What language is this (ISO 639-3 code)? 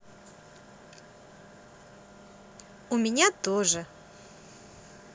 rus